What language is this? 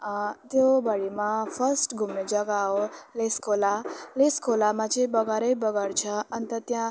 Nepali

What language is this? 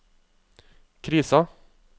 Norwegian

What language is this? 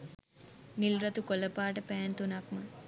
Sinhala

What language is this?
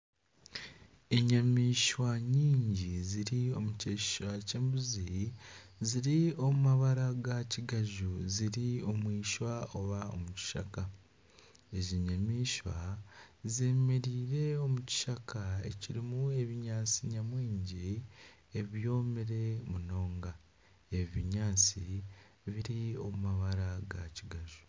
Nyankole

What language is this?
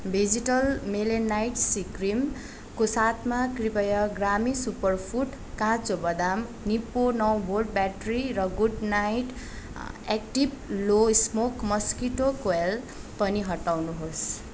Nepali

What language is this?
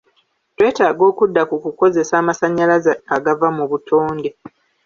Ganda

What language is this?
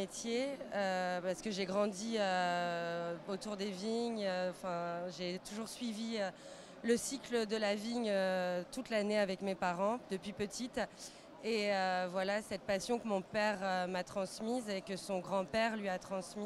French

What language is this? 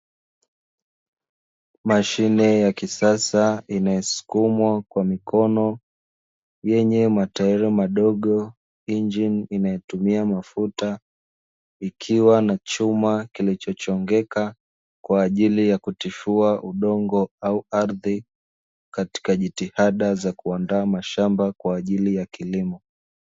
Swahili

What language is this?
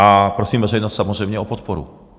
Czech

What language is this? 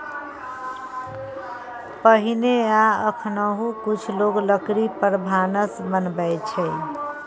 Maithili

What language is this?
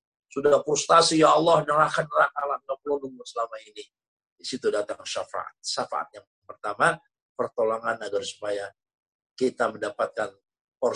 Indonesian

